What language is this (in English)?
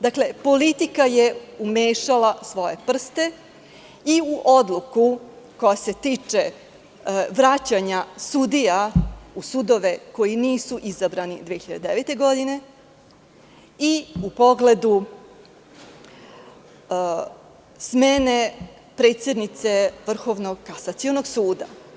Serbian